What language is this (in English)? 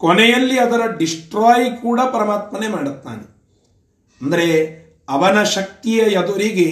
Kannada